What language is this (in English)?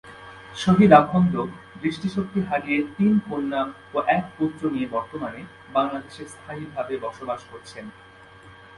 Bangla